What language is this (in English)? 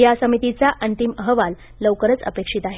Marathi